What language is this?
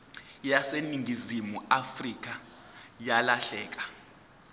Zulu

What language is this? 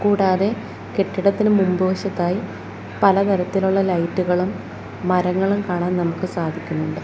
Malayalam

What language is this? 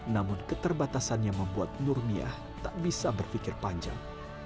Indonesian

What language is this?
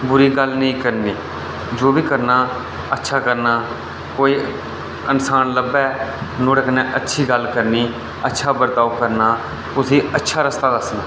Dogri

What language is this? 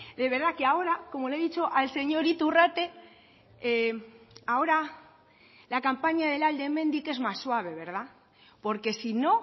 Spanish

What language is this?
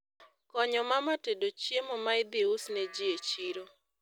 Luo (Kenya and Tanzania)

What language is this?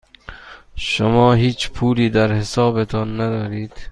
Persian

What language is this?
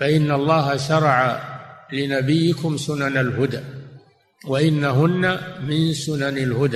Arabic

